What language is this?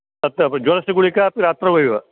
Sanskrit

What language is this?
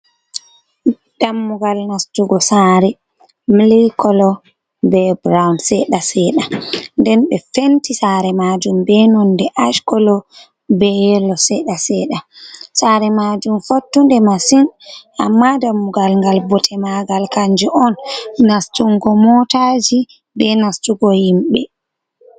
Fula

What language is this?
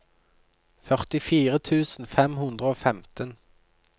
Norwegian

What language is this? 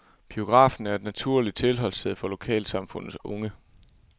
Danish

